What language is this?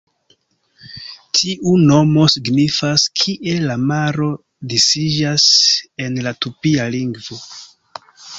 Esperanto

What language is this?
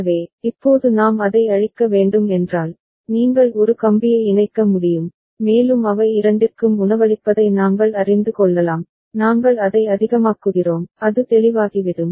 Tamil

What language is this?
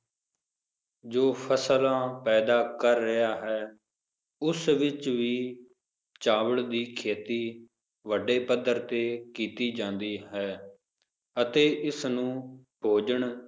Punjabi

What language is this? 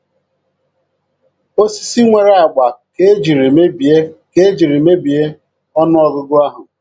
Igbo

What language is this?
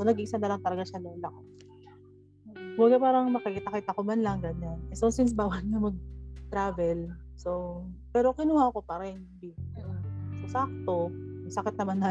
Filipino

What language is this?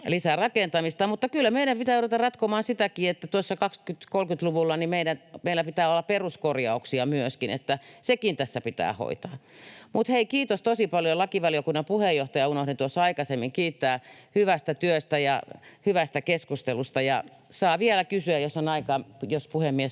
Finnish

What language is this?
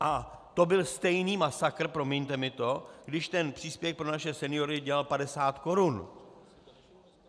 Czech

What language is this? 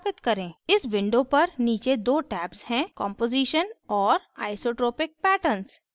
Hindi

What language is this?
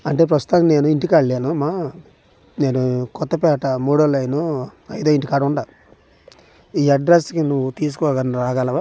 Telugu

